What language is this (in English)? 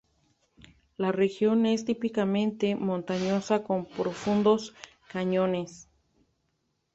Spanish